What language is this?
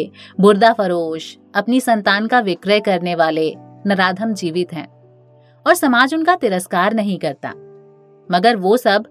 Hindi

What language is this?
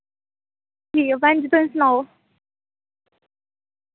Dogri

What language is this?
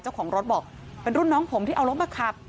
Thai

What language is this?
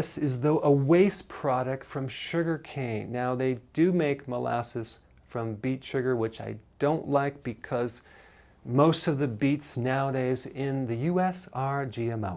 English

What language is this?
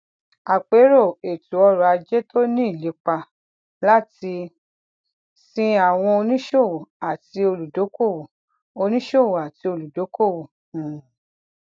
Yoruba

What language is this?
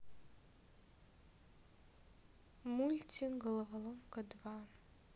Russian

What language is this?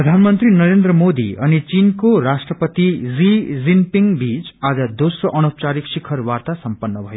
Nepali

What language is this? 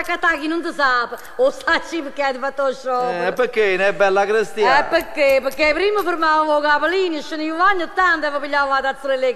Italian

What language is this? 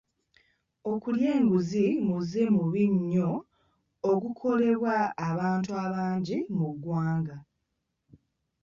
Ganda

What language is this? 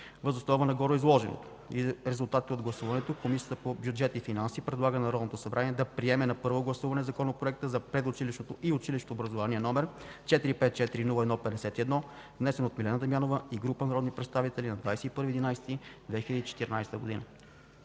Bulgarian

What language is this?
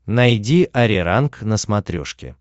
Russian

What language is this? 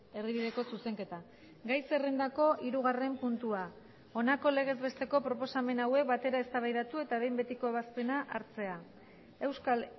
Basque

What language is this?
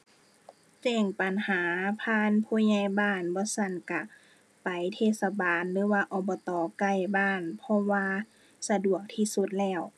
Thai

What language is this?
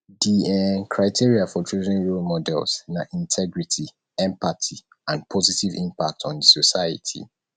Nigerian Pidgin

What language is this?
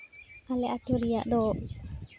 Santali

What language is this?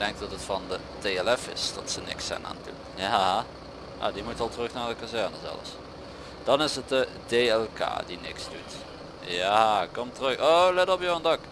Dutch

